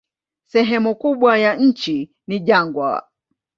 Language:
Swahili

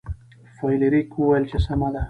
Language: Pashto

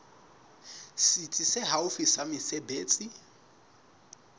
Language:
Southern Sotho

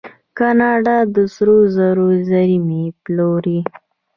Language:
Pashto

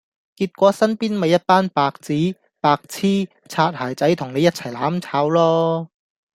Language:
Cantonese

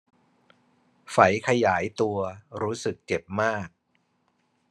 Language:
Thai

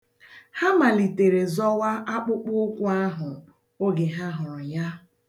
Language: Igbo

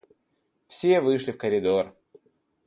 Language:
Russian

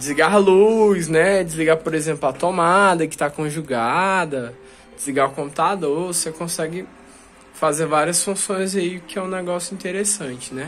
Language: Portuguese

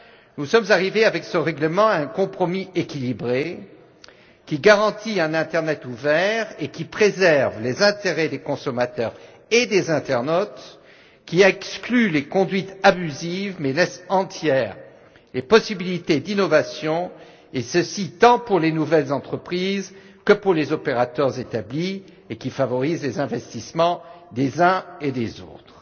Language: French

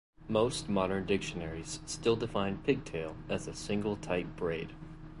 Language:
English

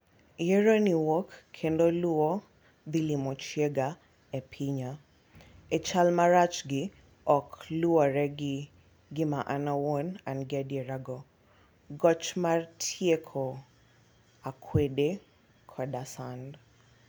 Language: Luo (Kenya and Tanzania)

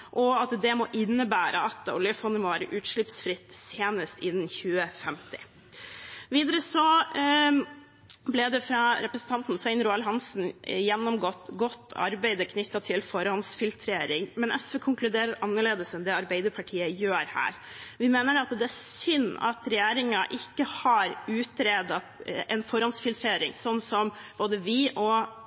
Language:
Norwegian Bokmål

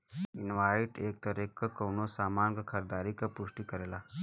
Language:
Bhojpuri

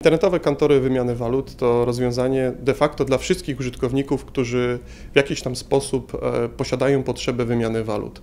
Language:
Polish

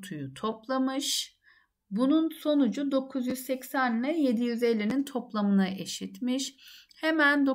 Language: Turkish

